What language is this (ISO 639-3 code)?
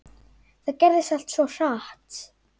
isl